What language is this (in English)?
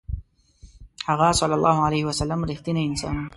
Pashto